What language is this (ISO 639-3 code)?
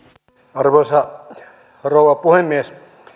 fin